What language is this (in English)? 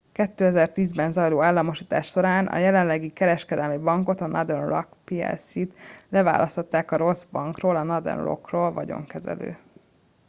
Hungarian